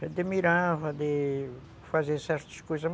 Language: Portuguese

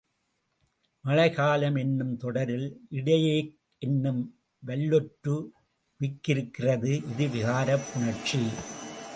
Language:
Tamil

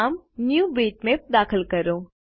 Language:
Gujarati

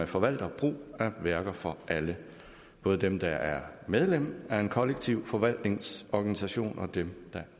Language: Danish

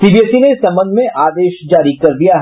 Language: Hindi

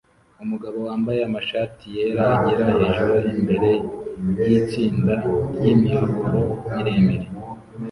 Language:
Kinyarwanda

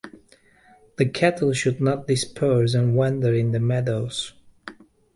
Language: English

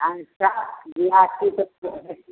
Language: Maithili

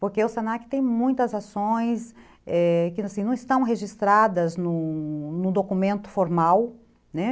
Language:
Portuguese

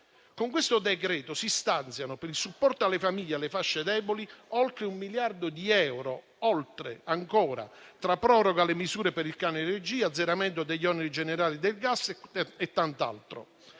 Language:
Italian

